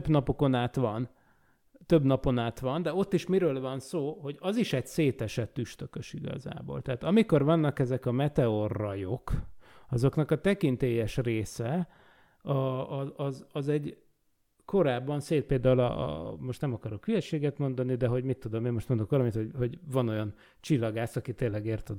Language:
Hungarian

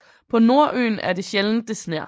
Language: Danish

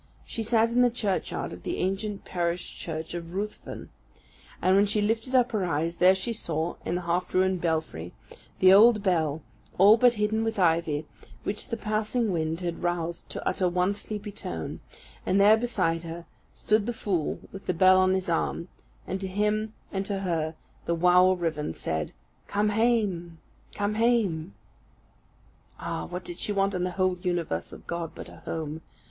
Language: English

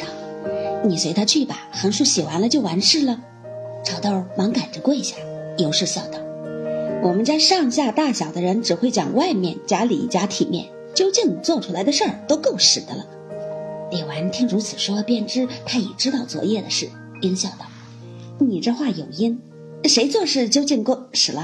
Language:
Chinese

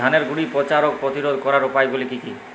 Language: Bangla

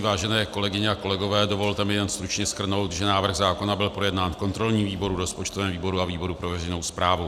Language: Czech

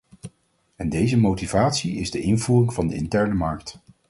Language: Dutch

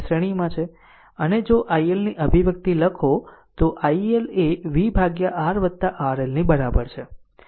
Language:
Gujarati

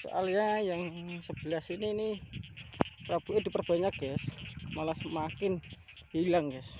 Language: Indonesian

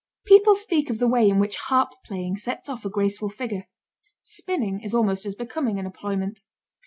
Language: English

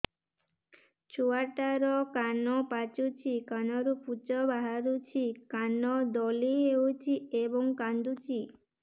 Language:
Odia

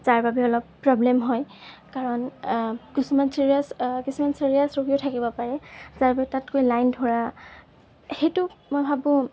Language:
Assamese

